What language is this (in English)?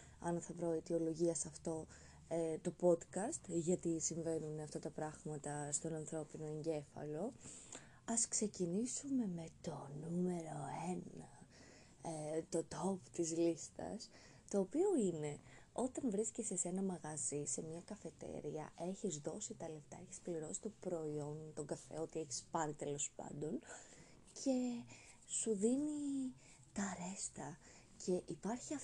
Greek